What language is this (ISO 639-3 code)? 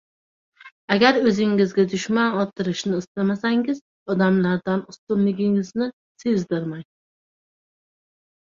uzb